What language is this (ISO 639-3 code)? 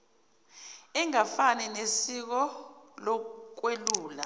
zul